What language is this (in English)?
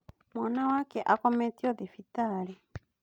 Kikuyu